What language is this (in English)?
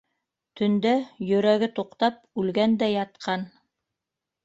Bashkir